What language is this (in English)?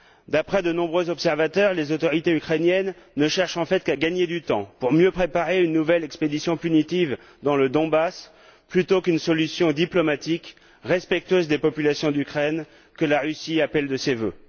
French